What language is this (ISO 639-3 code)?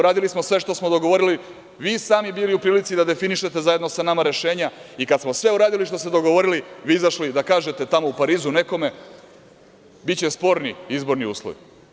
srp